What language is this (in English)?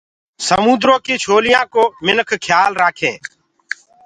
Gurgula